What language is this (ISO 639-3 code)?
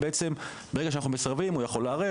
heb